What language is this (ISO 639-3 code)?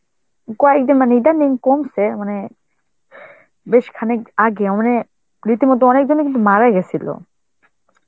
ben